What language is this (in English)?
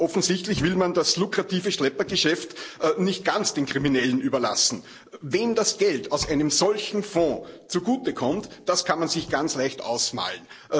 German